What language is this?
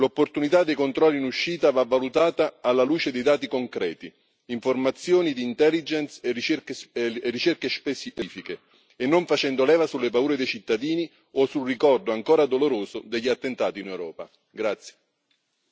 Italian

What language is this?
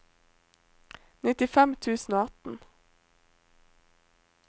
Norwegian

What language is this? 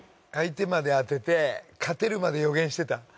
Japanese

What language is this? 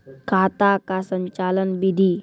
Maithili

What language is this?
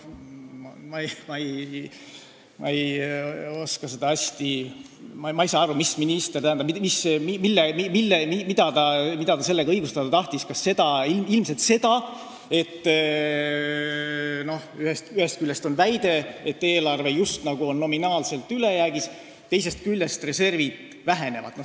Estonian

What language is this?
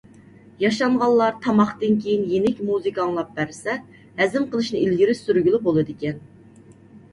Uyghur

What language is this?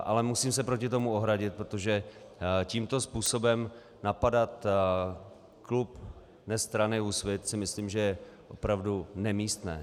Czech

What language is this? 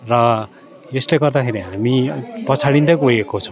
Nepali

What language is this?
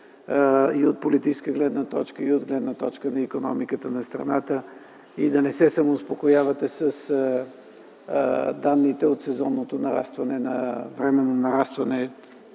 Bulgarian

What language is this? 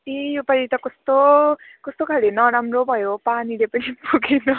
Nepali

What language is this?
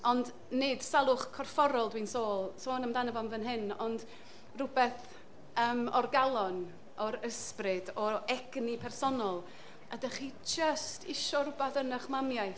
Welsh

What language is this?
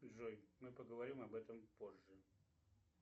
Russian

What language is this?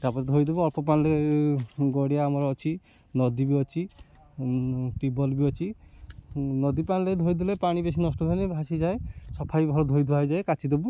Odia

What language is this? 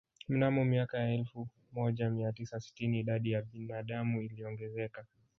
Swahili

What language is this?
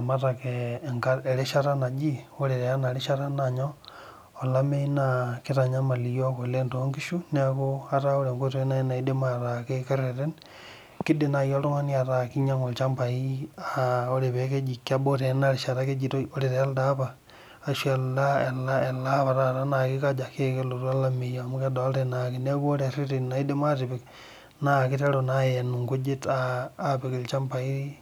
Masai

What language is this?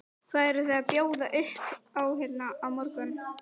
Icelandic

